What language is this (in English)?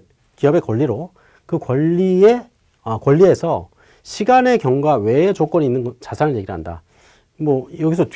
Korean